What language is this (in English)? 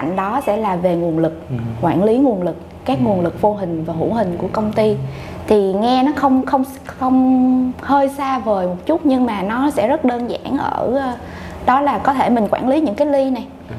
Vietnamese